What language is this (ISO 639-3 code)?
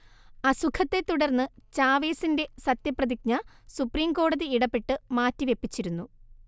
mal